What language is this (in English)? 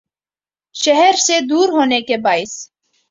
Urdu